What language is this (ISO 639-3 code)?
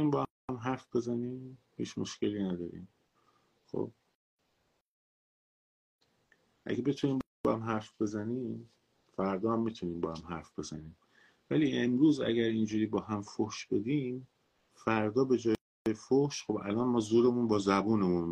fas